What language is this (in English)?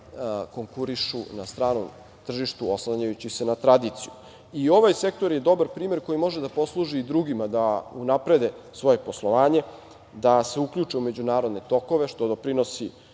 Serbian